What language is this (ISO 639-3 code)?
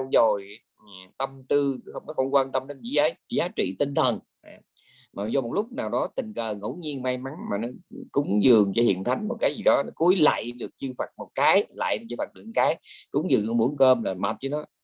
vie